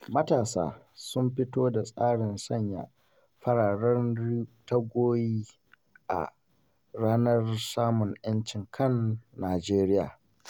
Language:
Hausa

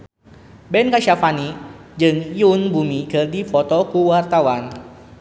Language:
Sundanese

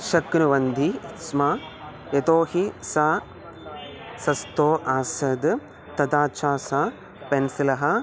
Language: Sanskrit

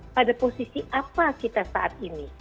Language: Indonesian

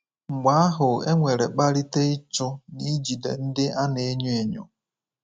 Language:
Igbo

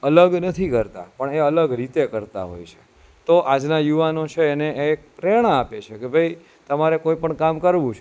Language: Gujarati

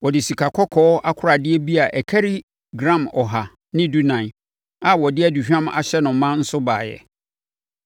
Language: Akan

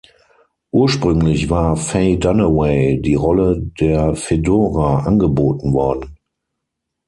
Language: German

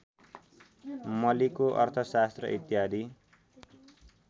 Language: Nepali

